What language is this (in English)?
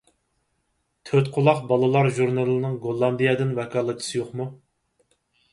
Uyghur